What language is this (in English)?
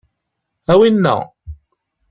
Kabyle